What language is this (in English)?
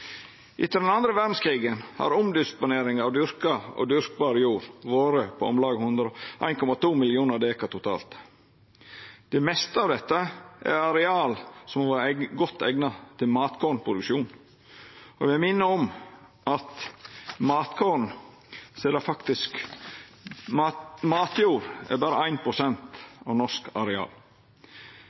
Norwegian Nynorsk